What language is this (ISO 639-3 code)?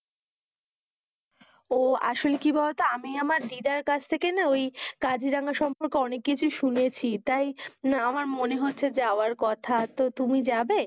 ben